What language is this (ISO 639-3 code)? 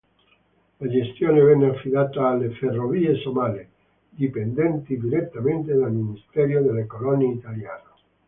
ita